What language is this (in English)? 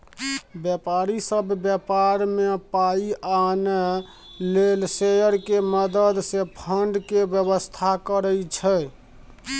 Maithili